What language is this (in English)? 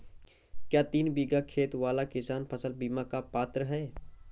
Hindi